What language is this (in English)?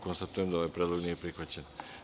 Serbian